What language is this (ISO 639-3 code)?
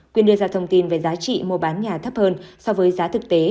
vie